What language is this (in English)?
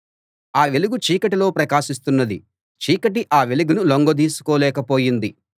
Telugu